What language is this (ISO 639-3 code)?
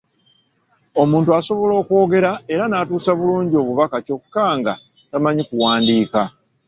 lug